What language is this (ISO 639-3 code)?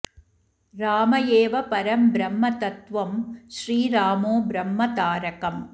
san